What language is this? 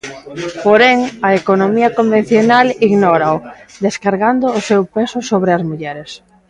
Galician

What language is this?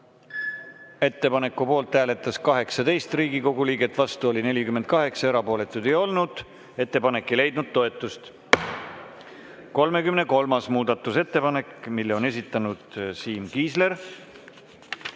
Estonian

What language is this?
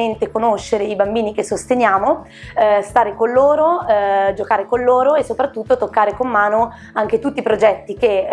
Italian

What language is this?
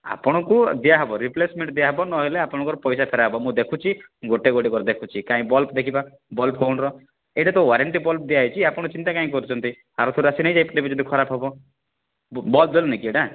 Odia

